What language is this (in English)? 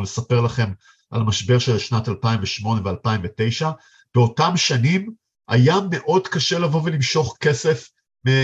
Hebrew